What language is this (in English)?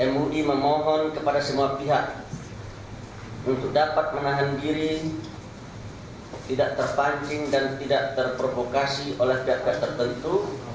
Indonesian